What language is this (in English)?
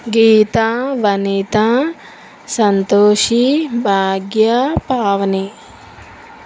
Telugu